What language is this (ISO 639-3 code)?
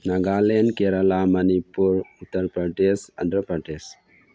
mni